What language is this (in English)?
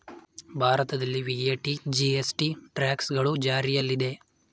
Kannada